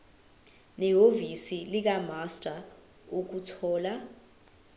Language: Zulu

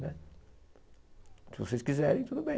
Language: Portuguese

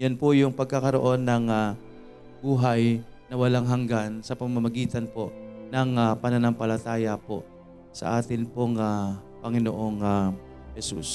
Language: Filipino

